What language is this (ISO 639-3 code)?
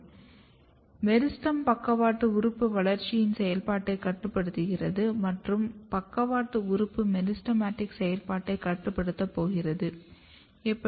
tam